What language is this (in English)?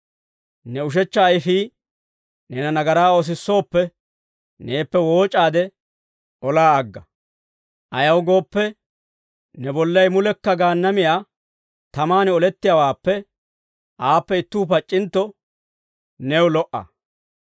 Dawro